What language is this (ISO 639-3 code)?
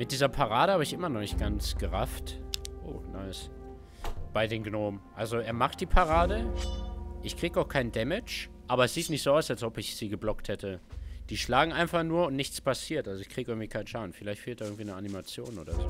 deu